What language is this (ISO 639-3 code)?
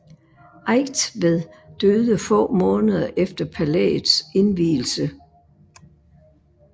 dan